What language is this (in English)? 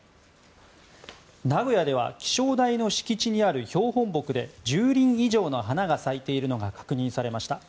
Japanese